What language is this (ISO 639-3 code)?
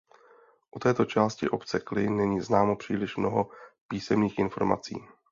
ces